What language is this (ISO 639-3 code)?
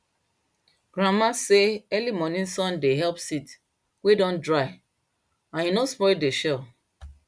pcm